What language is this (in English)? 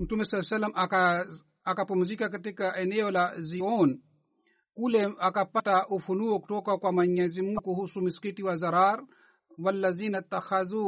Swahili